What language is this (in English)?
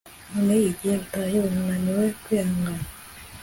Kinyarwanda